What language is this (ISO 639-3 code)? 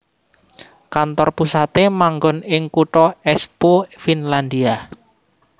jav